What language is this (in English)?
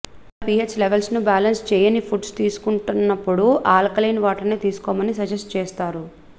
Telugu